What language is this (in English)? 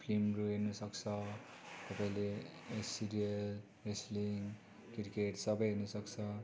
Nepali